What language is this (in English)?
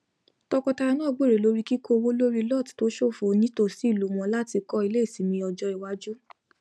Yoruba